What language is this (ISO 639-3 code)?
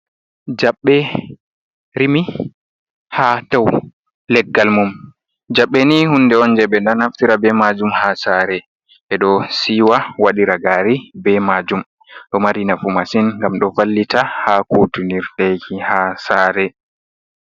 ful